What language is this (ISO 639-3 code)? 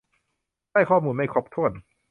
tha